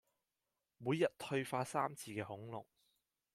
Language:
Cantonese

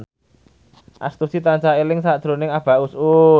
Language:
Javanese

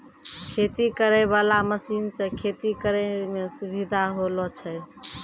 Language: Maithili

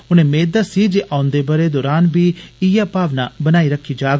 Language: Dogri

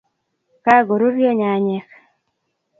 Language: Kalenjin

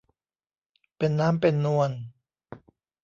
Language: Thai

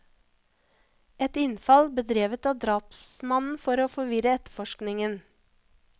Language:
Norwegian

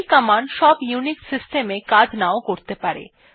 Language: Bangla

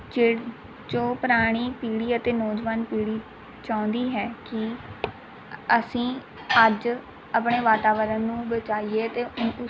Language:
Punjabi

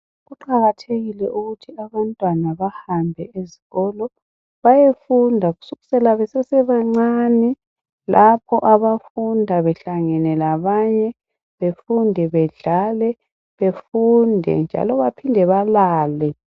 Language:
North Ndebele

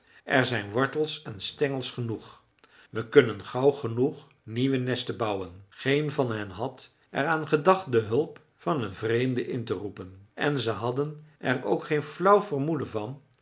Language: Dutch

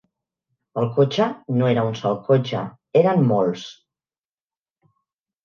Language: Catalan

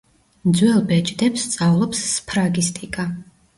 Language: Georgian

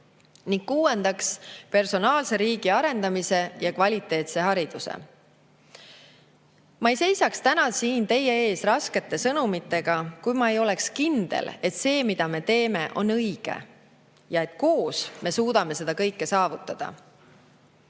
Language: Estonian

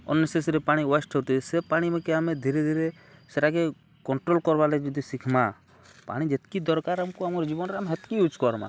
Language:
Odia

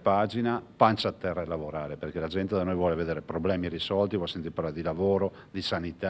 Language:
Italian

